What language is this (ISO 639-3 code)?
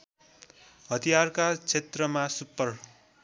nep